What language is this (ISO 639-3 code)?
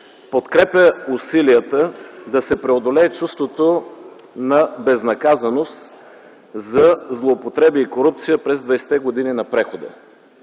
bul